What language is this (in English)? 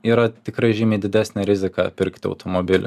Lithuanian